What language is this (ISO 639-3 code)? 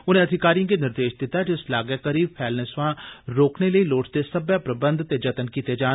doi